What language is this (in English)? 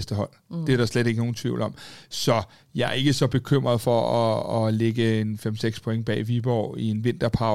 Danish